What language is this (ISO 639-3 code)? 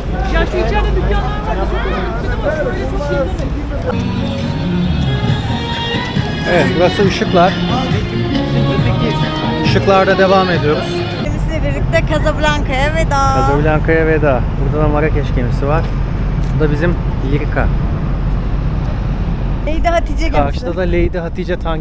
tur